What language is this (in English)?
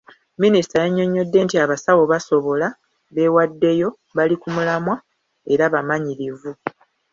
Ganda